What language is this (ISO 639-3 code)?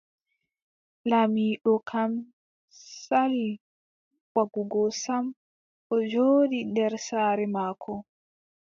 fub